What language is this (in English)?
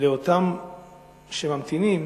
Hebrew